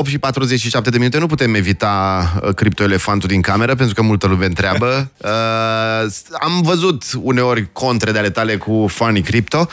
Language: Romanian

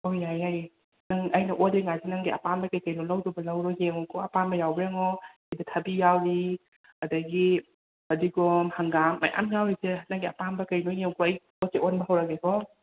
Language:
Manipuri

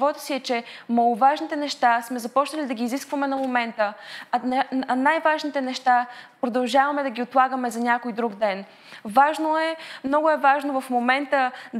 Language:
Bulgarian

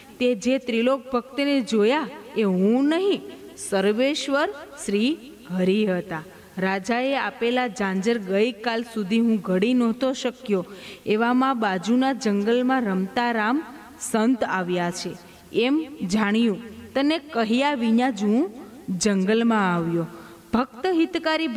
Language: Gujarati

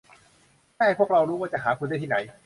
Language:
Thai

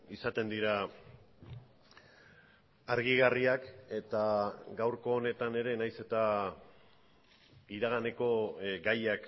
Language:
Basque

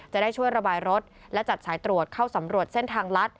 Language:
Thai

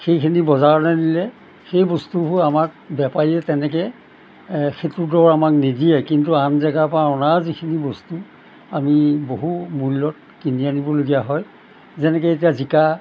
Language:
Assamese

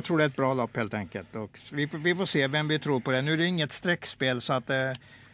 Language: Swedish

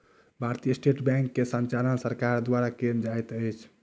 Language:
Maithili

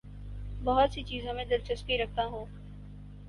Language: Urdu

